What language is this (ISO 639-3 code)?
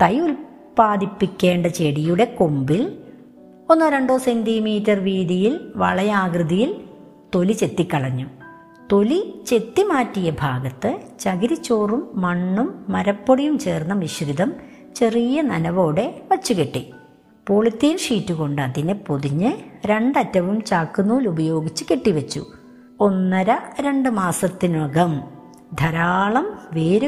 mal